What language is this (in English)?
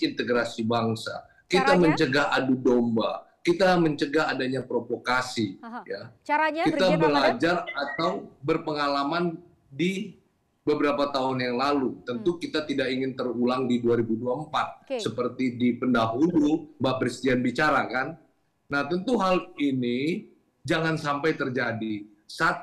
Indonesian